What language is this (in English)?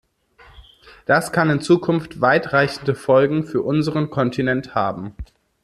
German